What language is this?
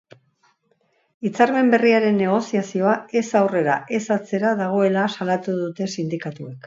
Basque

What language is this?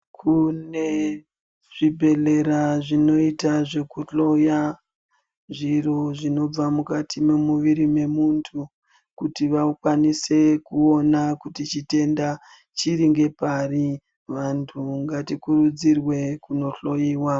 Ndau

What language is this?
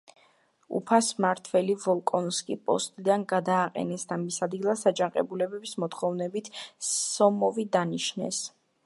Georgian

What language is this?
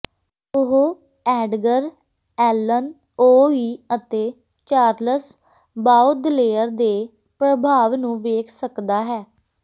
Punjabi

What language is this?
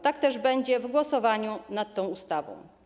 Polish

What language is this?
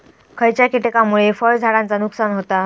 Marathi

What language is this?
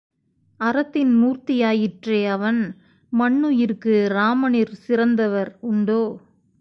Tamil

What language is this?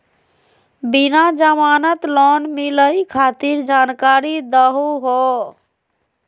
Magahi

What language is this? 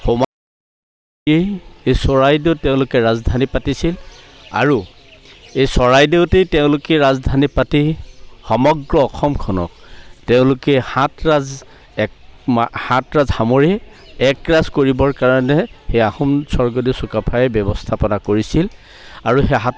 Assamese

